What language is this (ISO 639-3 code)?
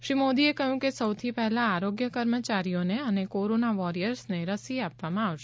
guj